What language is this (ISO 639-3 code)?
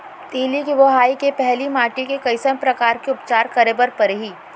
hne